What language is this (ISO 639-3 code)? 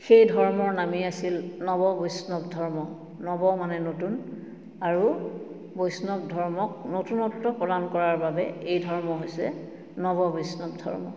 asm